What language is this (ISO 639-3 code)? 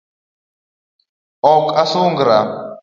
luo